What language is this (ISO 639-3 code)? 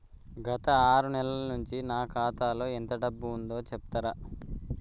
tel